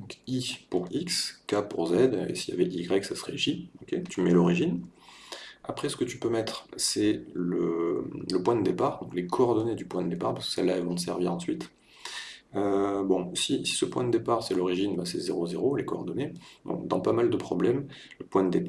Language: French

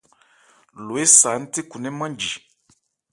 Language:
Ebrié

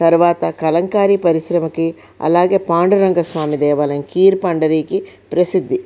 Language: Telugu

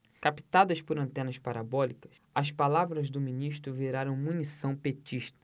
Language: Portuguese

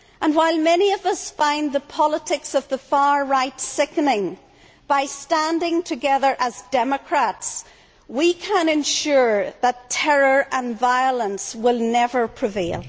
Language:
English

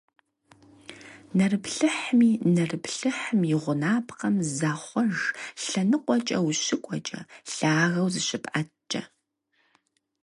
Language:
Kabardian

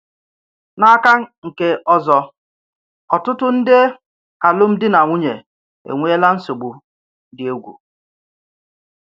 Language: Igbo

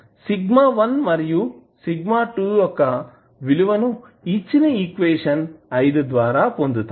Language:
Telugu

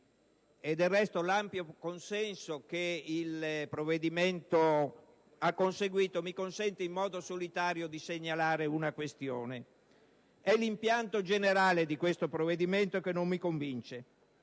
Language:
Italian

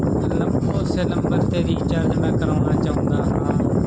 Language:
Punjabi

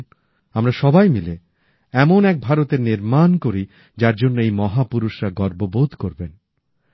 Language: Bangla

